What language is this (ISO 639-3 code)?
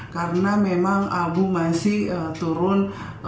ind